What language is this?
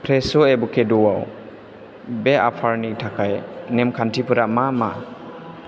Bodo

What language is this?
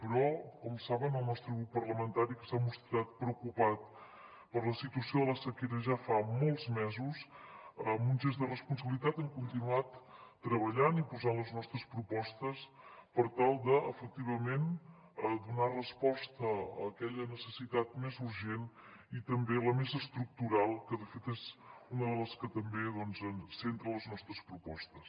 Catalan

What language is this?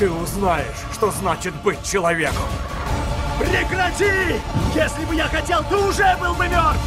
Russian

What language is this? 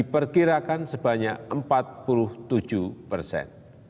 Indonesian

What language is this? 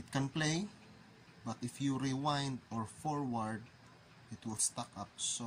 English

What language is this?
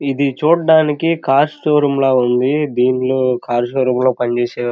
Telugu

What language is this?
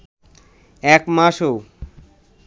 Bangla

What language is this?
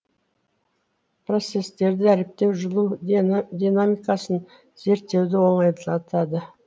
Kazakh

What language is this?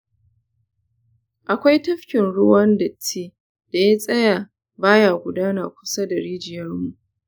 Hausa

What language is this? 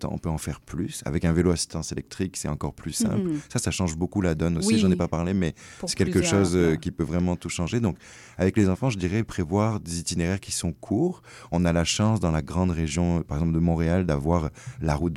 French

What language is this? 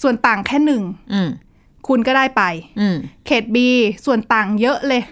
Thai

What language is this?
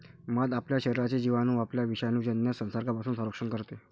Marathi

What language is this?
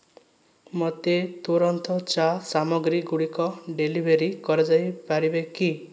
Odia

